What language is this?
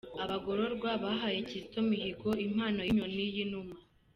Kinyarwanda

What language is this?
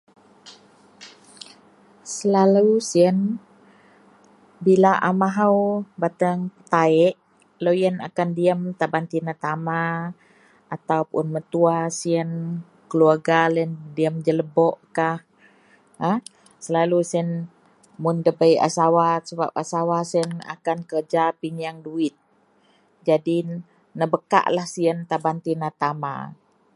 Central Melanau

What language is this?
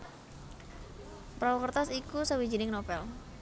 Javanese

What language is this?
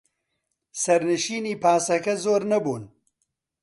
Central Kurdish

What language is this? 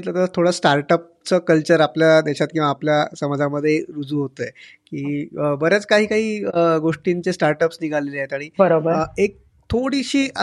Marathi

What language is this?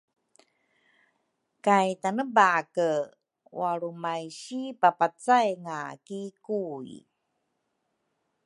Rukai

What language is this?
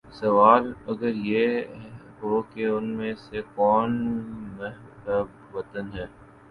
Urdu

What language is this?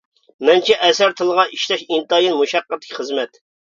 Uyghur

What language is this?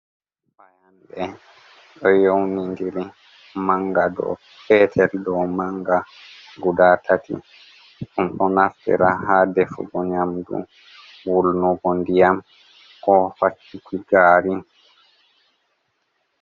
Fula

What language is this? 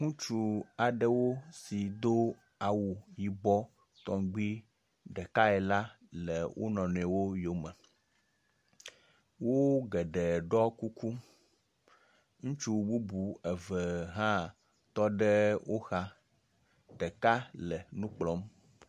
Ewe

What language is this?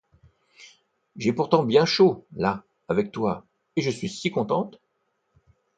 French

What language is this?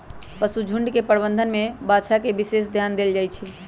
Magahi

